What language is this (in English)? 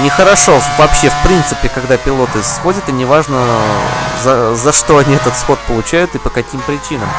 Russian